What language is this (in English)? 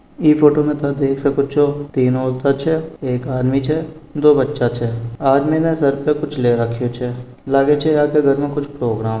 Marwari